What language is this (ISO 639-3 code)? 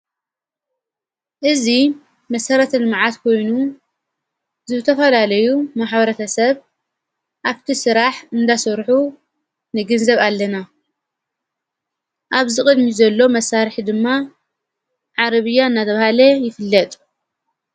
tir